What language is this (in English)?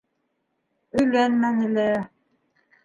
Bashkir